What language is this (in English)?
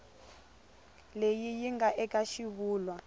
Tsonga